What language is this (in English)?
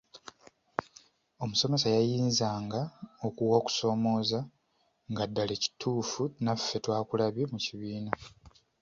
Ganda